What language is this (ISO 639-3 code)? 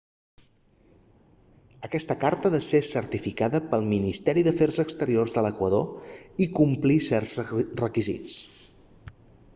cat